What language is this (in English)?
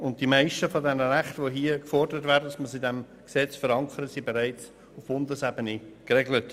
Swiss German